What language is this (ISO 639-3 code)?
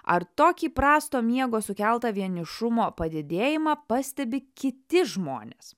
lit